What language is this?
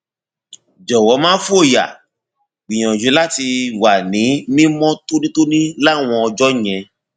Yoruba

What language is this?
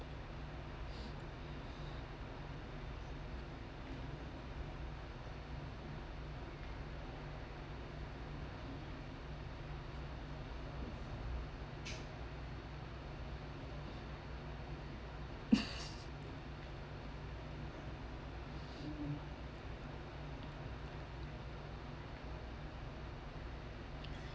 English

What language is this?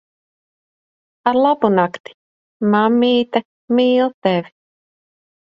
Latvian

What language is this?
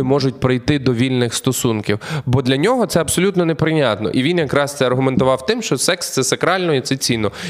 Ukrainian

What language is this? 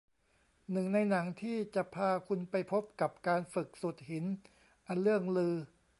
Thai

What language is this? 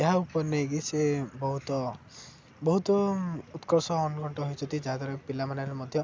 Odia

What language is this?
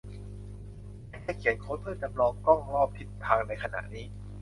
Thai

